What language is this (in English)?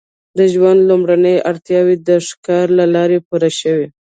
Pashto